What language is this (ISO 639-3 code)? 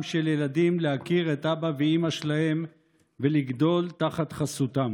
heb